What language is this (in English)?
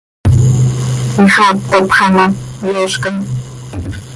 Seri